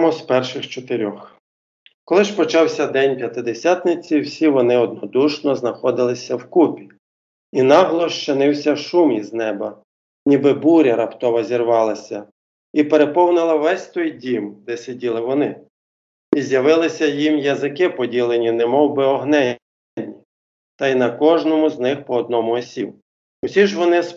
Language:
Ukrainian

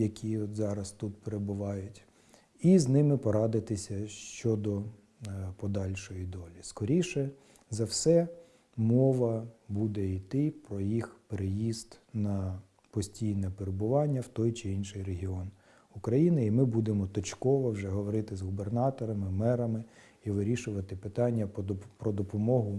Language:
Ukrainian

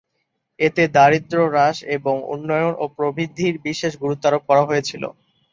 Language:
Bangla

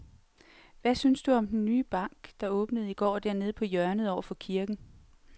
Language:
Danish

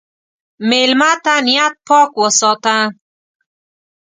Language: Pashto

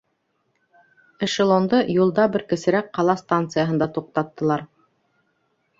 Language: Bashkir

